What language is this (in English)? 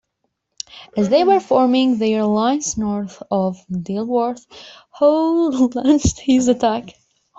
English